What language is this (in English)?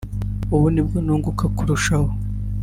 Kinyarwanda